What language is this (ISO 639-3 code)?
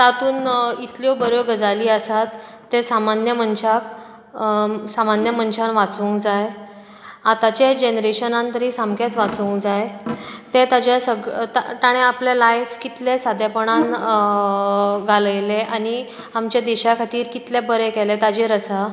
kok